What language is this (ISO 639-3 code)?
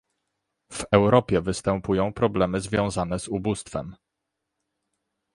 pol